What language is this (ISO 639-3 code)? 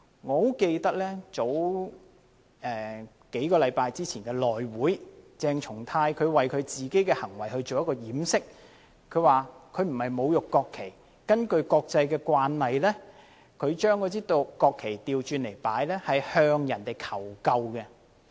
yue